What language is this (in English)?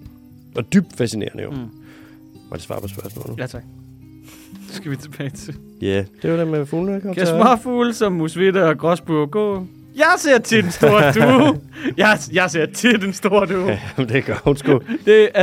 Danish